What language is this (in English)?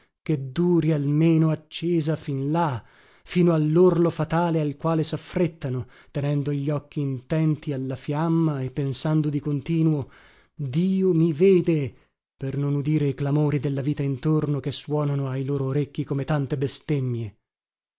Italian